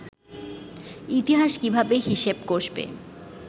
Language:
Bangla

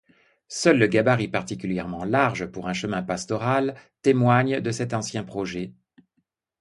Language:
French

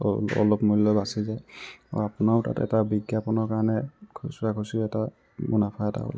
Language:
Assamese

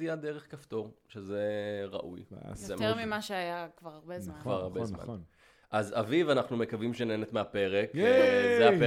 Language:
Hebrew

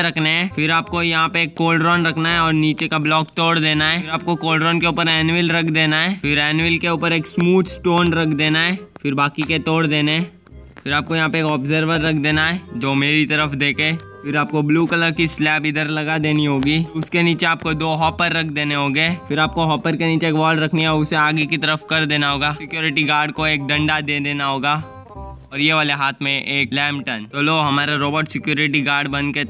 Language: Hindi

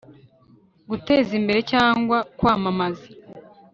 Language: Kinyarwanda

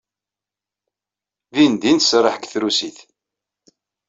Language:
Kabyle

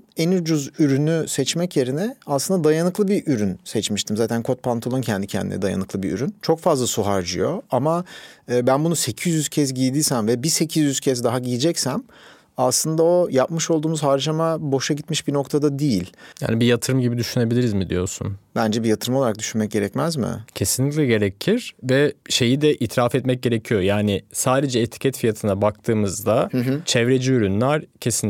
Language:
Turkish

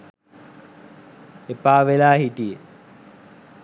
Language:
Sinhala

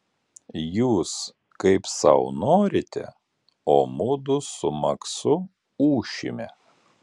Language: Lithuanian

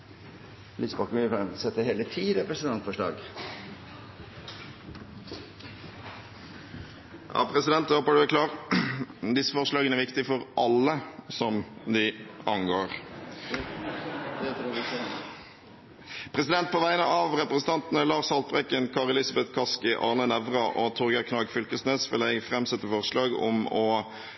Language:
Norwegian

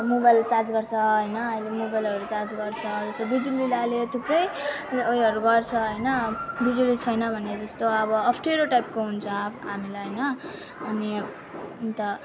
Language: Nepali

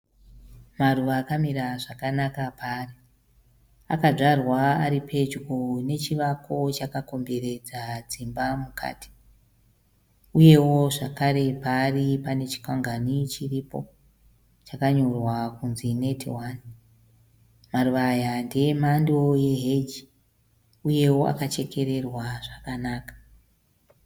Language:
Shona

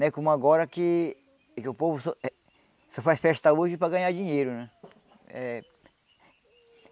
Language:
Portuguese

